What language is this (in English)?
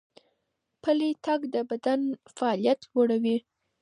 Pashto